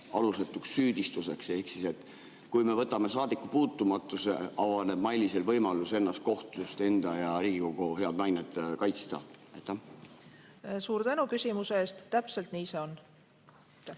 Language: Estonian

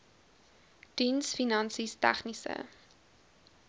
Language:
Afrikaans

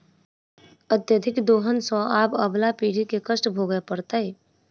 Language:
Maithili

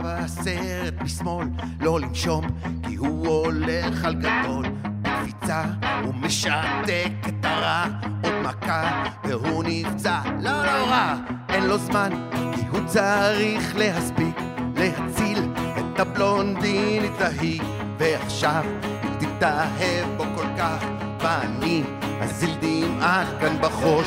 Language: Hebrew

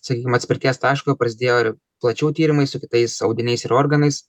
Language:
Lithuanian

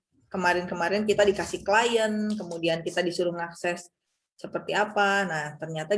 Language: Indonesian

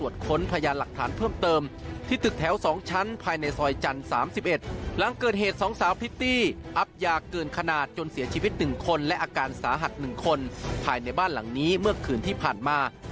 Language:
Thai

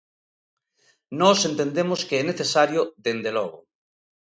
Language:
Galician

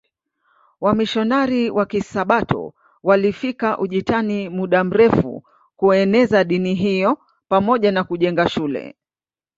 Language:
Swahili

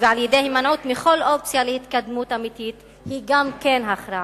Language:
Hebrew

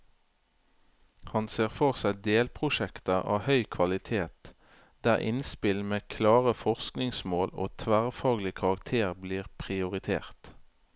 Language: Norwegian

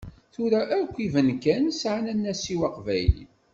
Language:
Kabyle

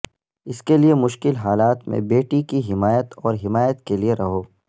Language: Urdu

